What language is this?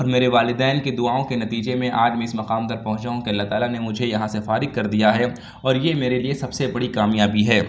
Urdu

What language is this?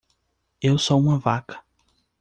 Portuguese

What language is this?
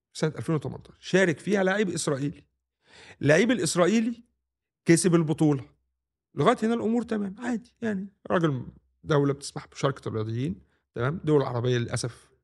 Arabic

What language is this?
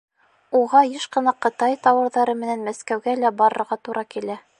Bashkir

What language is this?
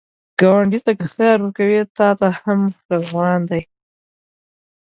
Pashto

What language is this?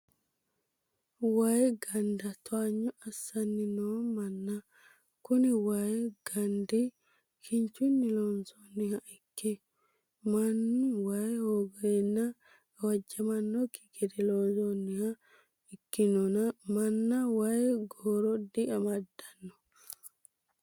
Sidamo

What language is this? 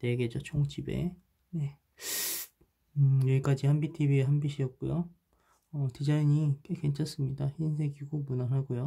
Korean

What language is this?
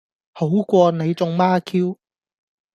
Cantonese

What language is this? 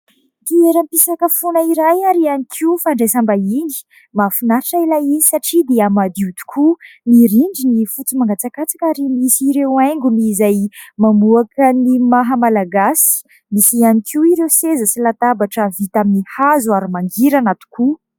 Malagasy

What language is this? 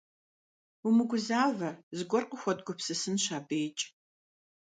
Kabardian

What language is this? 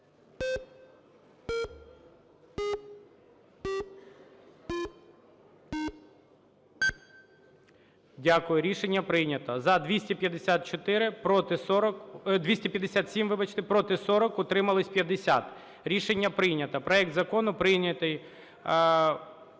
Ukrainian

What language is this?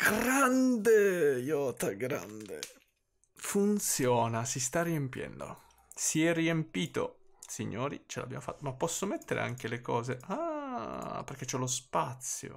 Italian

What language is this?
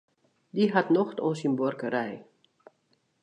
Western Frisian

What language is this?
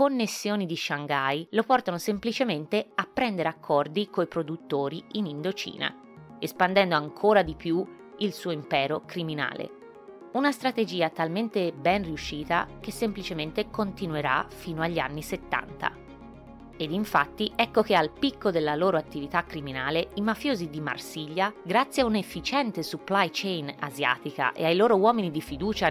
Italian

